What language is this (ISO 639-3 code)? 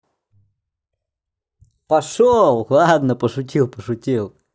rus